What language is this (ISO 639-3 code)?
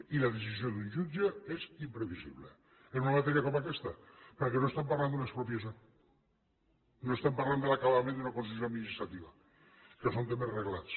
cat